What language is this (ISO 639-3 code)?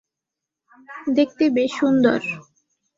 ben